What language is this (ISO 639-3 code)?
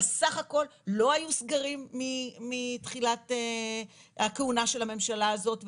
heb